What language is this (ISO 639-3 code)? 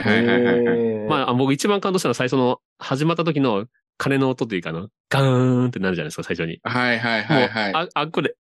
jpn